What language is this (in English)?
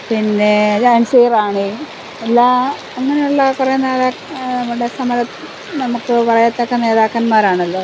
Malayalam